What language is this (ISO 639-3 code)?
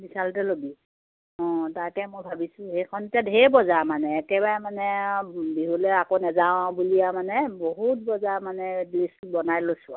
asm